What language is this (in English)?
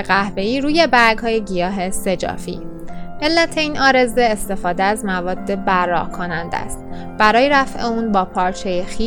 Persian